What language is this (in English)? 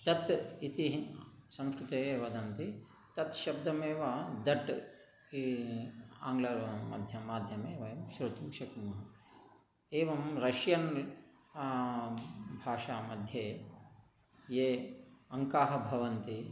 Sanskrit